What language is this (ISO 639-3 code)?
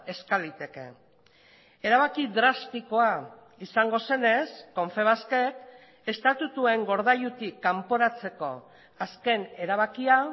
eus